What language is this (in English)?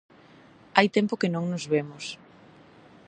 Galician